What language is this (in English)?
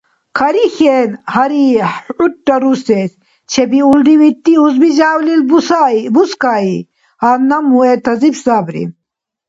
Dargwa